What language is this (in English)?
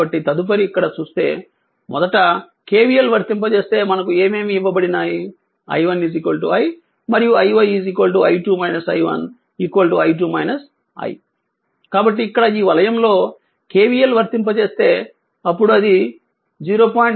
Telugu